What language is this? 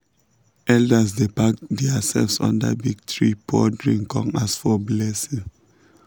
Nigerian Pidgin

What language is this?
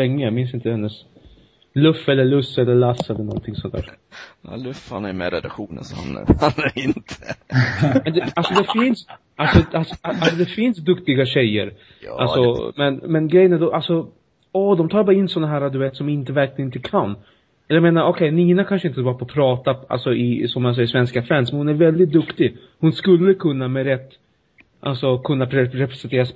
Swedish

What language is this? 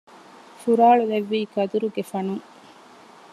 Divehi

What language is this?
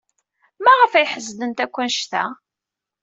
Kabyle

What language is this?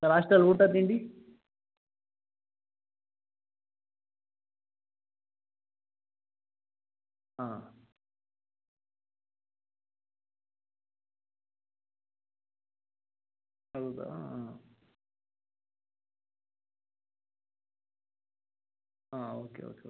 Kannada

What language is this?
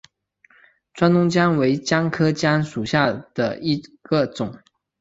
Chinese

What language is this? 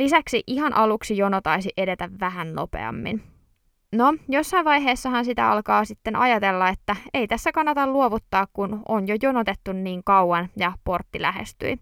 Finnish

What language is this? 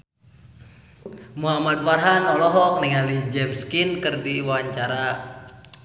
Sundanese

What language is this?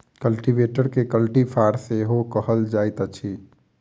Maithili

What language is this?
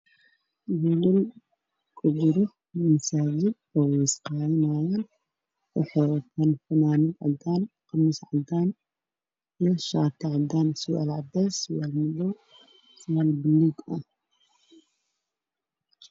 Somali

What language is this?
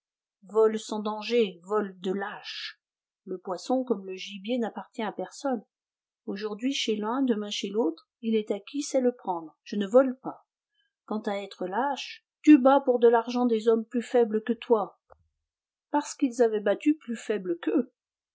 French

